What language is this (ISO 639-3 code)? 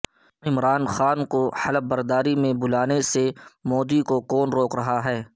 urd